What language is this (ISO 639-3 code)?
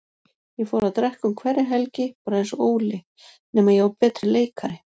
isl